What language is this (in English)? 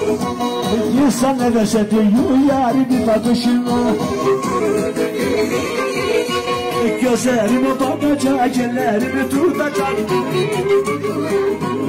Arabic